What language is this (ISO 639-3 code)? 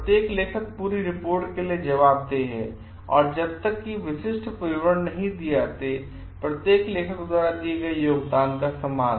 hin